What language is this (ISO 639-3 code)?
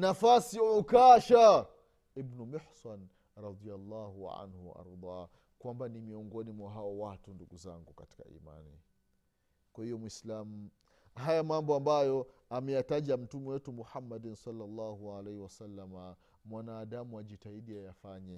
swa